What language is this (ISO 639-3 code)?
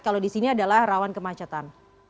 ind